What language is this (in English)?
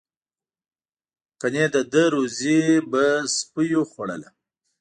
Pashto